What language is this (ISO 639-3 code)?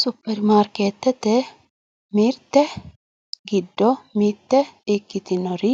sid